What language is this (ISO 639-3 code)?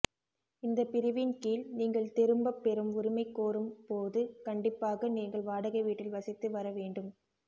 tam